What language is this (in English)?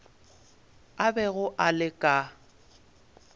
Northern Sotho